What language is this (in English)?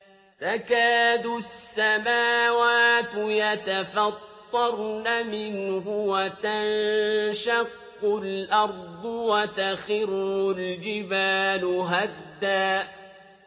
Arabic